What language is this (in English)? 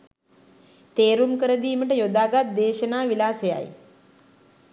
Sinhala